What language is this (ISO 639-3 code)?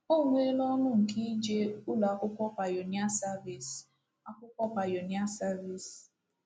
ibo